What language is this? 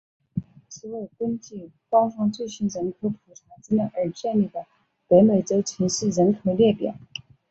Chinese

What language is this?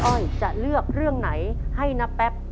Thai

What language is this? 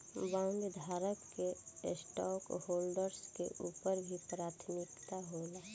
Bhojpuri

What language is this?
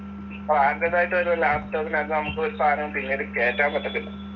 Malayalam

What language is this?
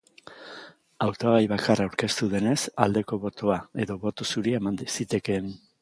Basque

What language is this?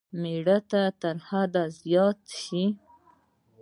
Pashto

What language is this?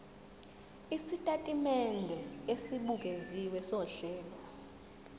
Zulu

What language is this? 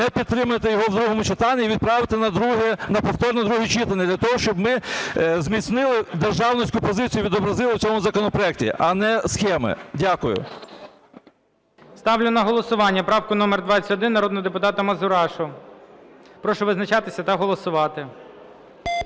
Ukrainian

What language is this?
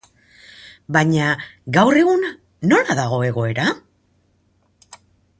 Basque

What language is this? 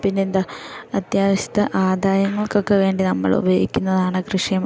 Malayalam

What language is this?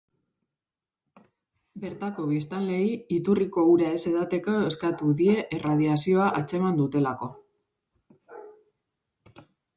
Basque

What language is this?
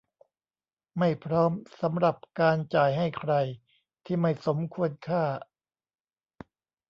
Thai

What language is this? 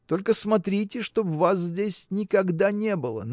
Russian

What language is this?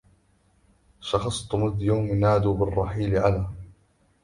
Arabic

